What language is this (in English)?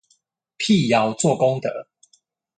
Chinese